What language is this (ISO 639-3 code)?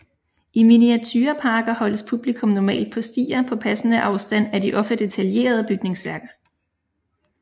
dan